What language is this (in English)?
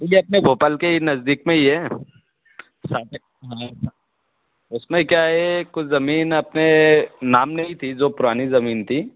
Hindi